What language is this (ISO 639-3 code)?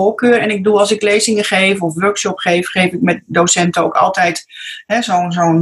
nld